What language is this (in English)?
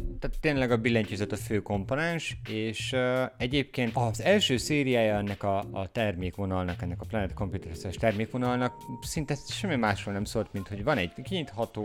Hungarian